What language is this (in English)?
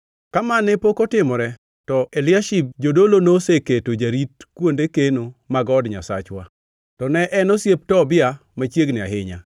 Luo (Kenya and Tanzania)